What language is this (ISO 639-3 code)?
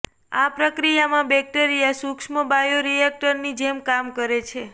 guj